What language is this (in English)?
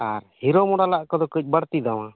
Santali